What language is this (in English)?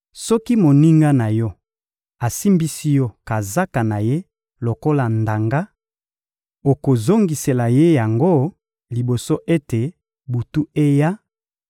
Lingala